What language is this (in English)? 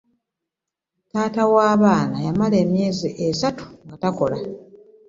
Ganda